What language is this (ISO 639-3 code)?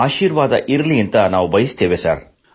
kan